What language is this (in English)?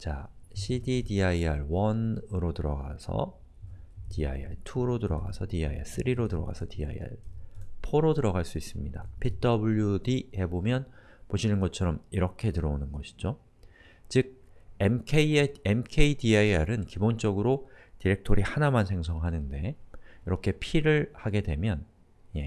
Korean